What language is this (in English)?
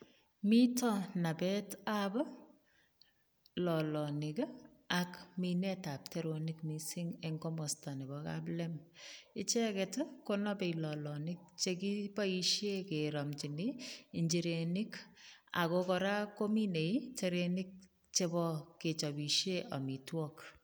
Kalenjin